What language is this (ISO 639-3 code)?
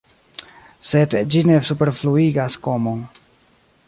epo